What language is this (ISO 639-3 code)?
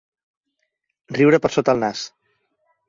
cat